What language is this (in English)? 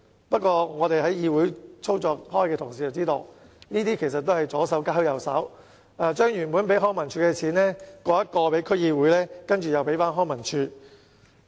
Cantonese